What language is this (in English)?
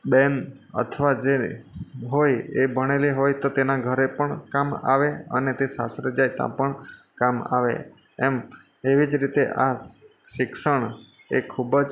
Gujarati